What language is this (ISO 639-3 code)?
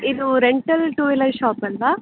kan